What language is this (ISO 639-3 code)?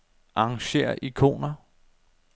dan